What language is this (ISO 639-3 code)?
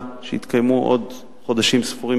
heb